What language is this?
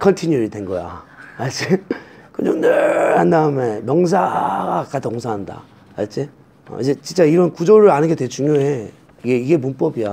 Korean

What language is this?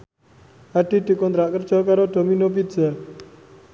Javanese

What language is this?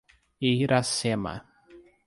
Portuguese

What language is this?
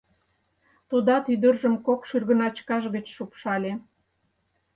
Mari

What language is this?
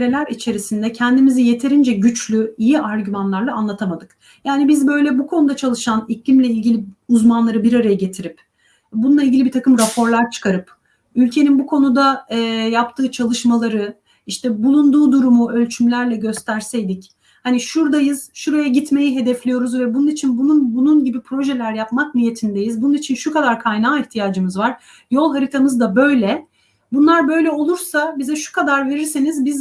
Turkish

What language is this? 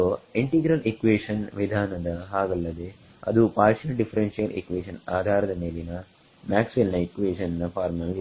Kannada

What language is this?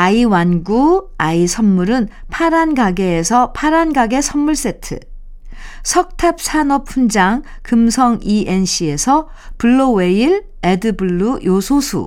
Korean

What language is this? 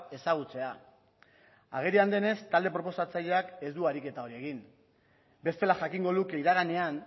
Basque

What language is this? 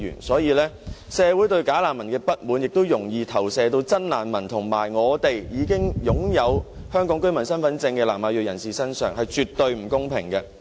Cantonese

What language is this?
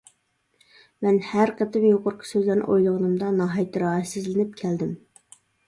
Uyghur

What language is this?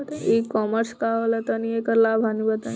Bhojpuri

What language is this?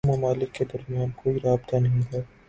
Urdu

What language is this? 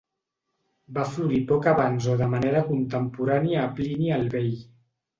Catalan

